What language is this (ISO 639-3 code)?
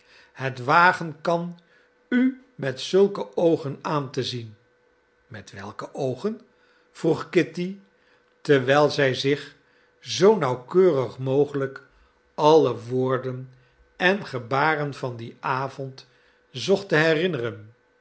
nld